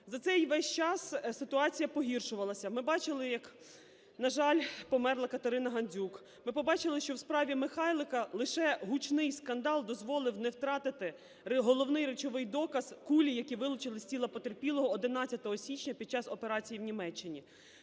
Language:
Ukrainian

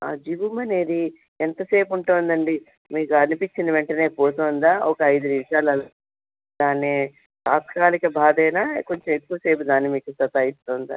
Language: Telugu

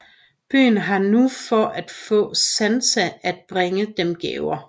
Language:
Danish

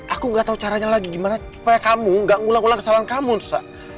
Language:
Indonesian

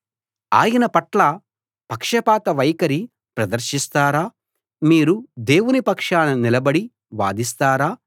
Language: Telugu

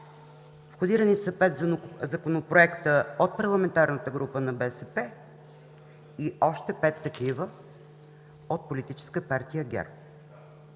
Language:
Bulgarian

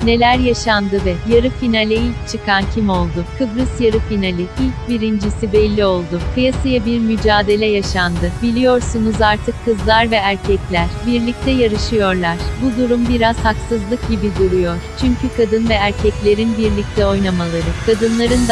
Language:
Turkish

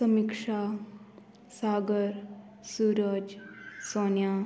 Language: Konkani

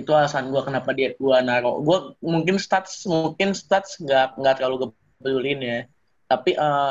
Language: Indonesian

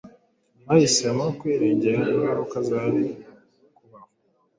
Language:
Kinyarwanda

